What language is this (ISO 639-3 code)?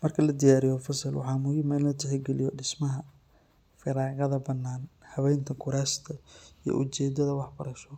som